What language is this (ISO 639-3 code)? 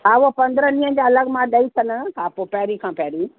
snd